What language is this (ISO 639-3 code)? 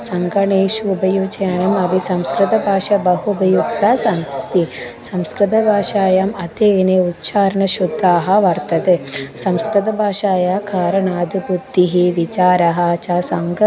san